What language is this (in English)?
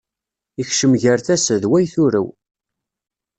Kabyle